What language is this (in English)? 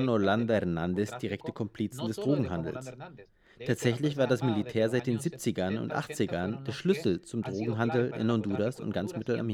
German